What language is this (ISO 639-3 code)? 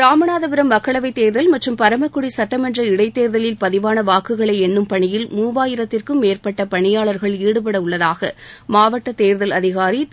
tam